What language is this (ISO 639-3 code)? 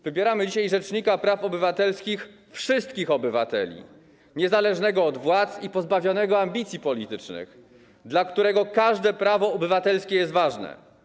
pol